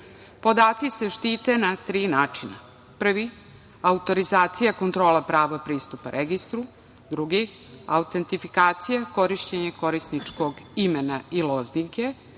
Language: Serbian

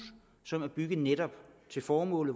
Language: Danish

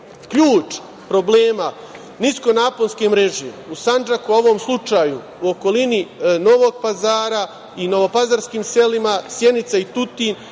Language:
Serbian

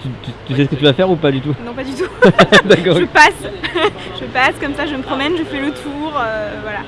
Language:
French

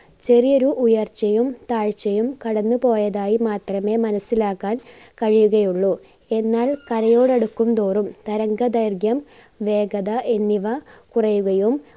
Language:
Malayalam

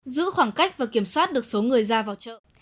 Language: Vietnamese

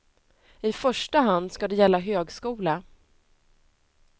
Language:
Swedish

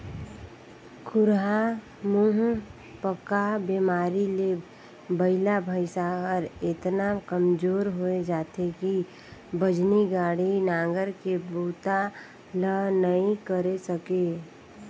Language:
Chhattisgarhi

